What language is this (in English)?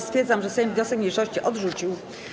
Polish